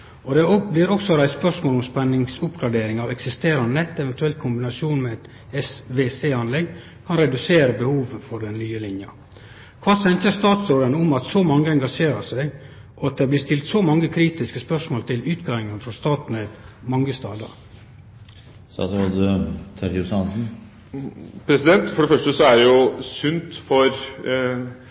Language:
Norwegian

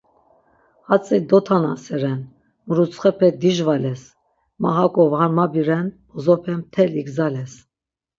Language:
Laz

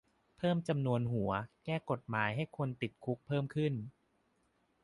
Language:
Thai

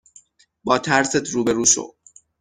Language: Persian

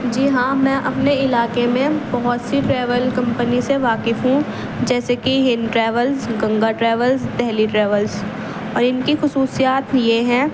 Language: Urdu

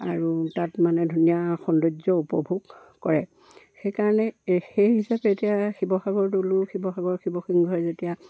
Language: Assamese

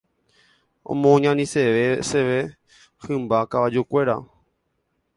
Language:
Guarani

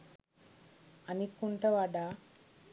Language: Sinhala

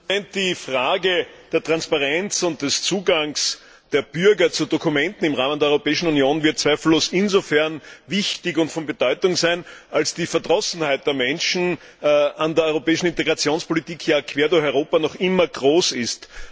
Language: German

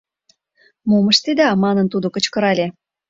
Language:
Mari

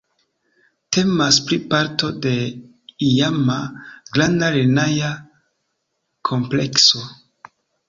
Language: Esperanto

